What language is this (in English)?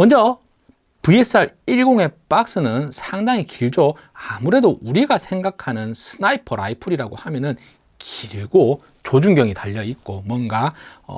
Korean